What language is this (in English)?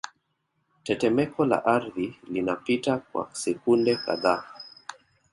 Swahili